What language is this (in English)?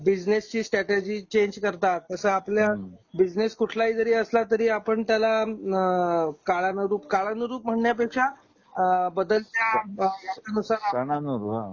Marathi